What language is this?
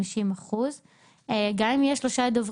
Hebrew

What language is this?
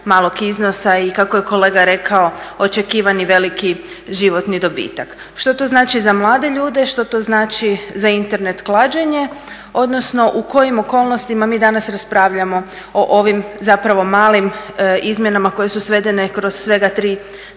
Croatian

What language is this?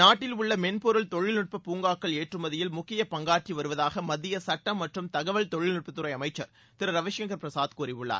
Tamil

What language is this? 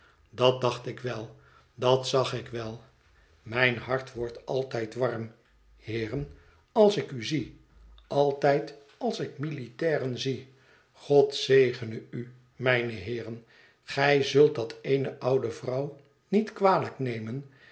Dutch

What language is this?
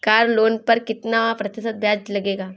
Hindi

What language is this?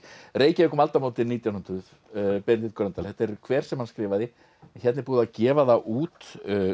Icelandic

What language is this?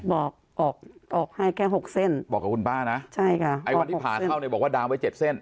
Thai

